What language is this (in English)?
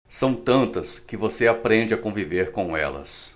Portuguese